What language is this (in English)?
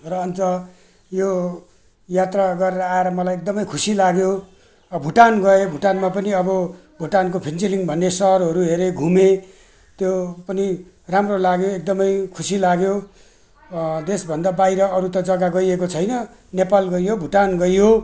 Nepali